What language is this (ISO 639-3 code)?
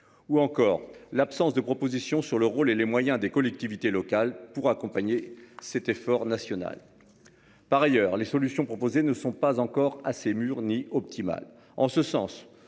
fra